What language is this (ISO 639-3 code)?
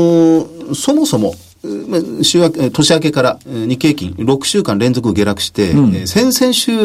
jpn